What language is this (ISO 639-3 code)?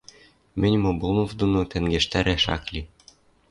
mrj